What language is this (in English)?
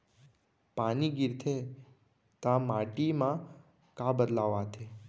Chhattisgarhi